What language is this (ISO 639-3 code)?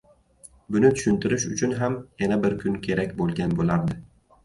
uzb